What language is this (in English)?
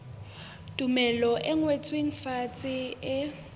Southern Sotho